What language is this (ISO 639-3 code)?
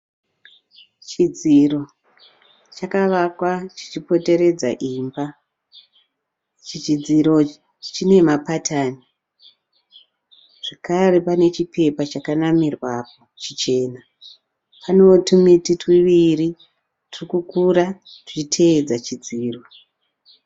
sna